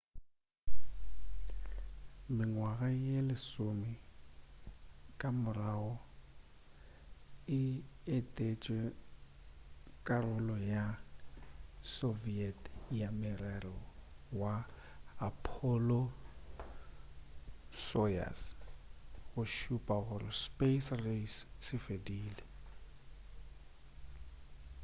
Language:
Northern Sotho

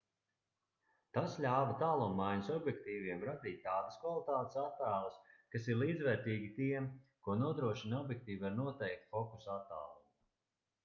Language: Latvian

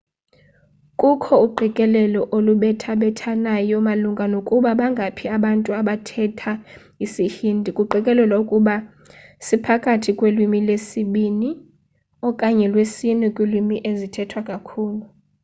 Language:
Xhosa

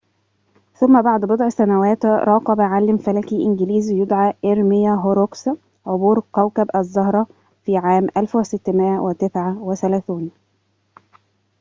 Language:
Arabic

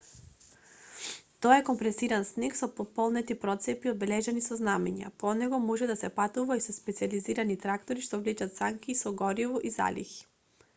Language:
Macedonian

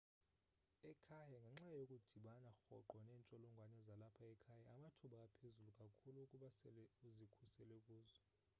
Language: Xhosa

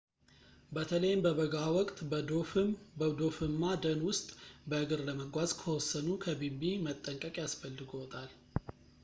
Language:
Amharic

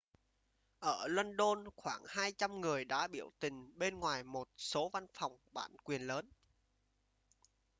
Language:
Vietnamese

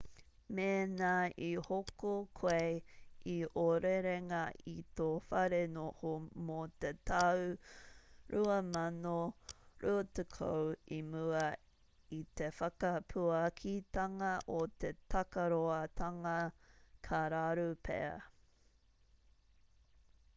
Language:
Māori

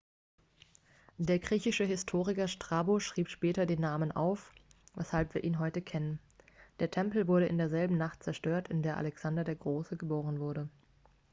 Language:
German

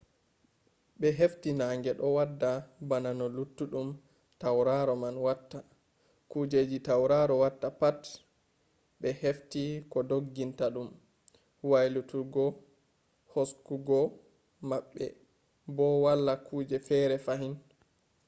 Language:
Fula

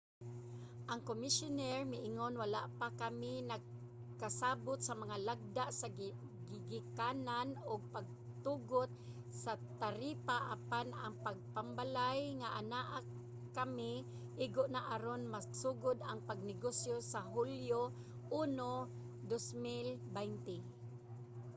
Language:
Cebuano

